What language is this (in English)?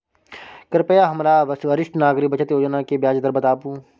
Maithili